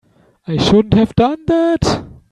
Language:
English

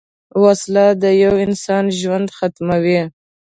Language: Pashto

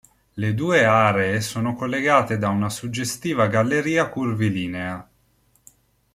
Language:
Italian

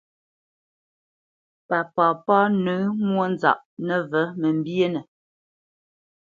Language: Bamenyam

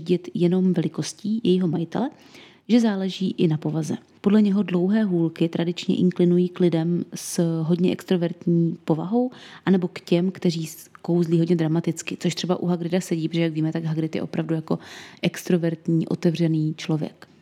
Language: Czech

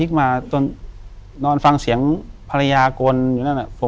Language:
Thai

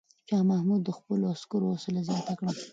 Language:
Pashto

